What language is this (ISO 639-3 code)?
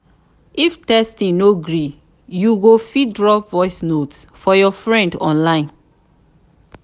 pcm